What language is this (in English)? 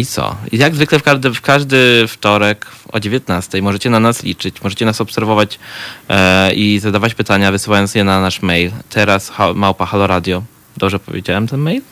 Polish